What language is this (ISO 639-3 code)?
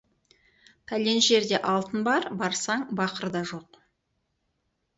kaz